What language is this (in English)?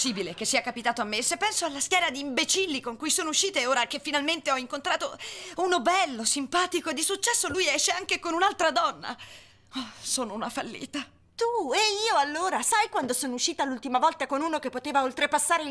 Italian